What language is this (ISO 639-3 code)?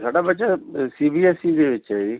pan